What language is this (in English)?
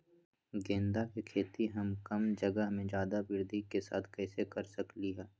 Magahi